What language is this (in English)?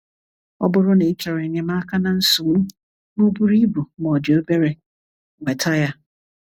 Igbo